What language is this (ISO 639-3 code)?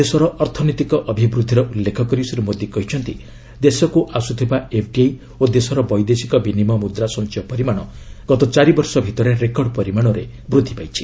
ori